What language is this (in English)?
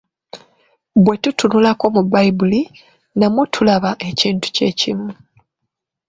Ganda